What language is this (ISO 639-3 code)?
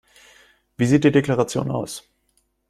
deu